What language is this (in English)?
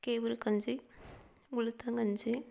Tamil